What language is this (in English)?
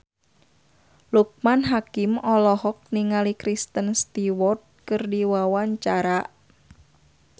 Sundanese